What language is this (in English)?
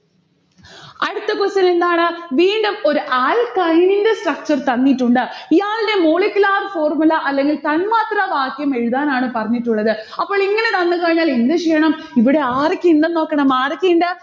Malayalam